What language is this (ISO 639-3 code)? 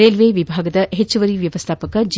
kan